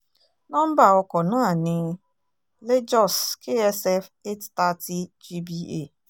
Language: Yoruba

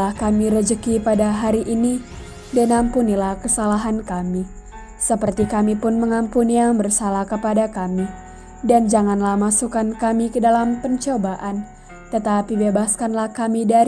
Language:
Indonesian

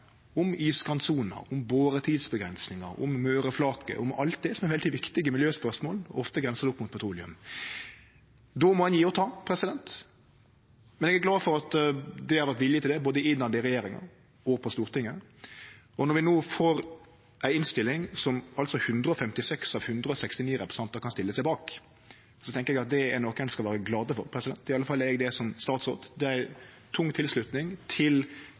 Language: Norwegian Nynorsk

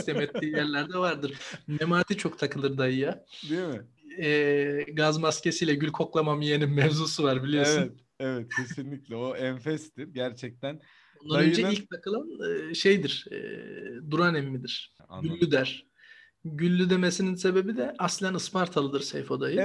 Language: Turkish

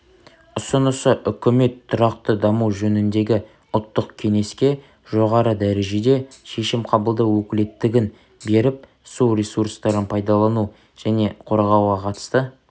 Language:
Kazakh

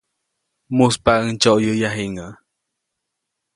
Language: Copainalá Zoque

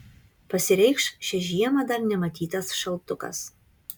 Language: Lithuanian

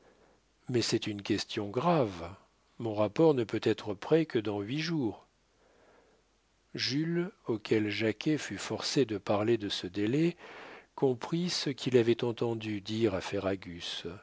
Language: French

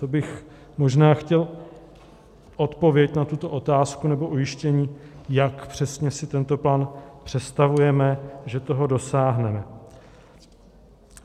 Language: Czech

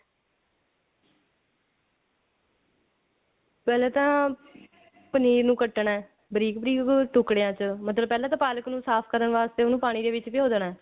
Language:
Punjabi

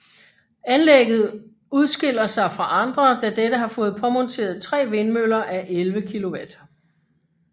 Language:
Danish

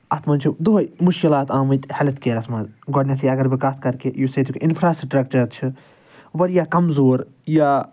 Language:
Kashmiri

